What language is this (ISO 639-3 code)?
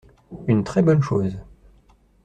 fra